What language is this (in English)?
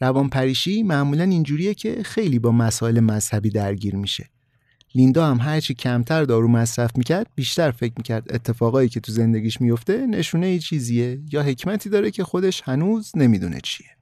Persian